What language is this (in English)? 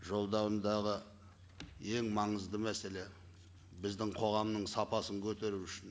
Kazakh